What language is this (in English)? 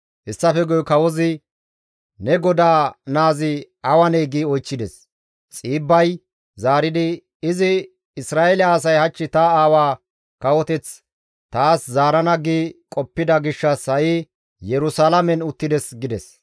Gamo